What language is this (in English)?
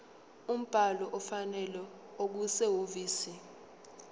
Zulu